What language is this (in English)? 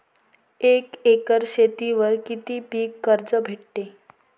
Marathi